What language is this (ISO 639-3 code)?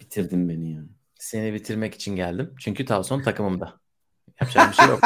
tur